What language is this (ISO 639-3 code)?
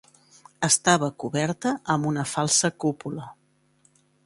cat